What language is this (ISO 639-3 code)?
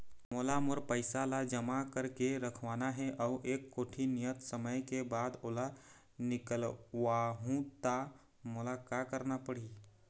hne